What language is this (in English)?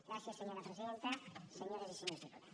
Catalan